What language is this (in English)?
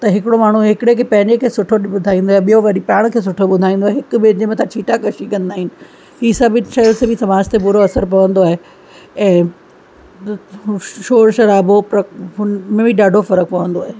Sindhi